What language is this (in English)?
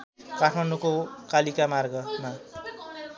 Nepali